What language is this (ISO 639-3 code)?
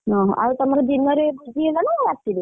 ori